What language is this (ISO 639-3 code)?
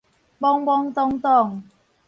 nan